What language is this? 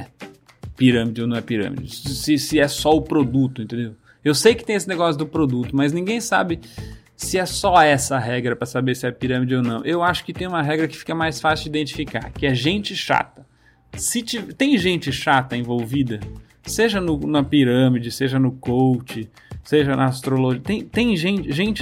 Portuguese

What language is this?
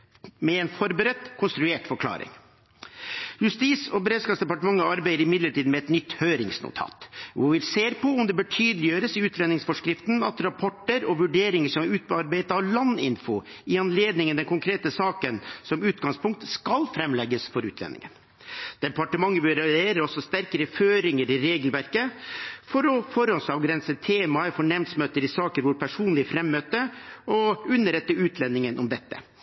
Norwegian Bokmål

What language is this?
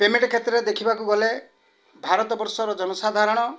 Odia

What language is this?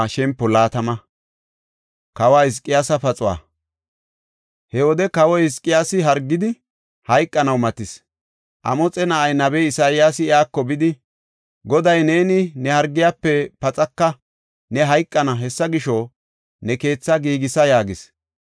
Gofa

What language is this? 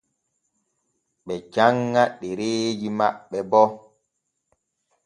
Borgu Fulfulde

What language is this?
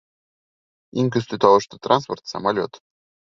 Bashkir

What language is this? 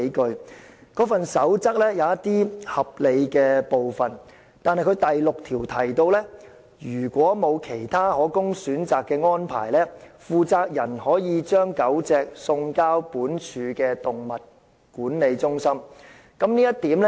Cantonese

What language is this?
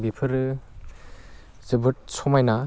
Bodo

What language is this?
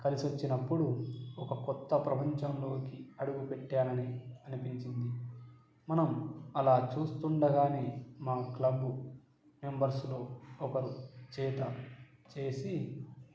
Telugu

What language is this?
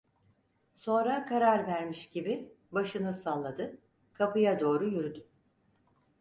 Turkish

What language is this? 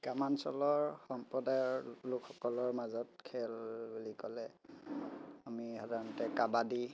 Assamese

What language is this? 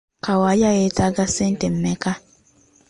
Ganda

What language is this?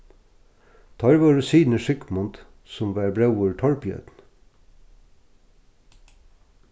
Faroese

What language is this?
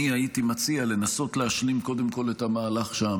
Hebrew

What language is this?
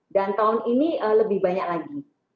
Indonesian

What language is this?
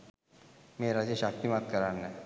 Sinhala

